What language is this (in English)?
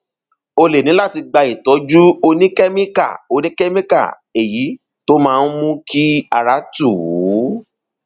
Yoruba